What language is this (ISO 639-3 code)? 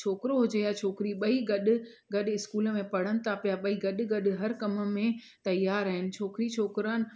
snd